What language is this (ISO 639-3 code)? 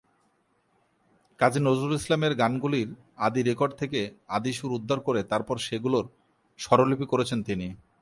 ben